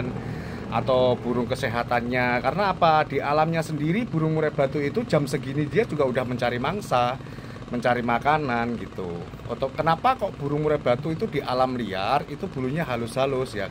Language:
Indonesian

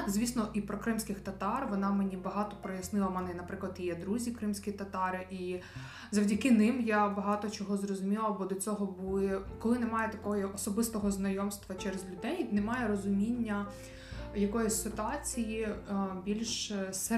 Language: Ukrainian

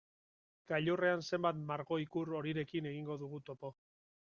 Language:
Basque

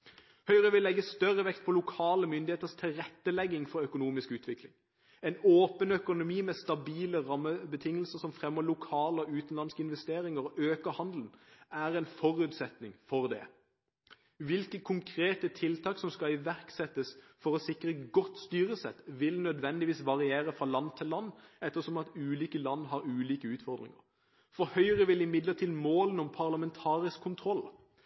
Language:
Norwegian Bokmål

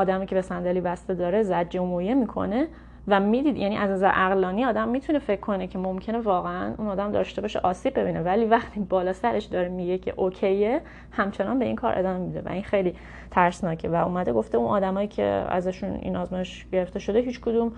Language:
Persian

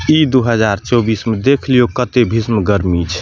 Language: Maithili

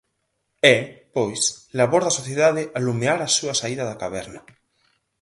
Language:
Galician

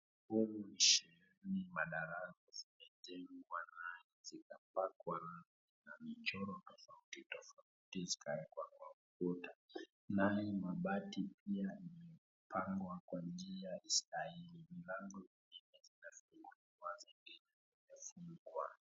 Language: Swahili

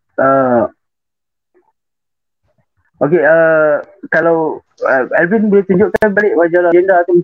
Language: Malay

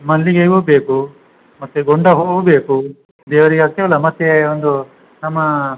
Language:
Kannada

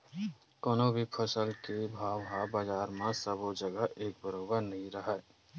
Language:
Chhattisgarhi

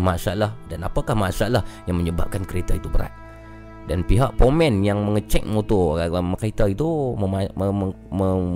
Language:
Malay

